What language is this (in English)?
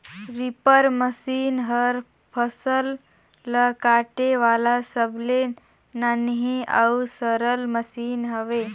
Chhattisgarhi